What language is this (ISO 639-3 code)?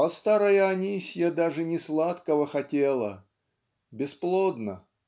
rus